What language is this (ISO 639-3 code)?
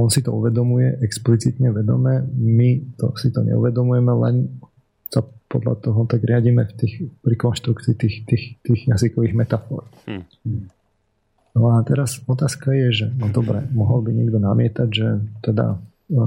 slk